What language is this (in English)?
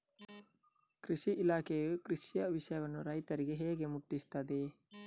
Kannada